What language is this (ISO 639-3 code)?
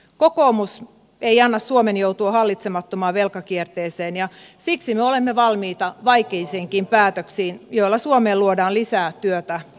fin